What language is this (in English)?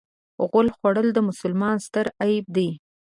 Pashto